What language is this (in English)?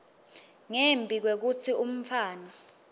Swati